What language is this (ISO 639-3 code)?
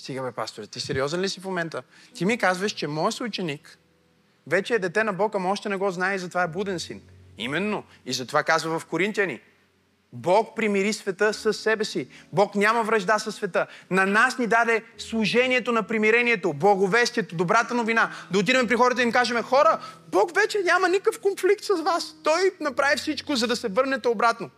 bul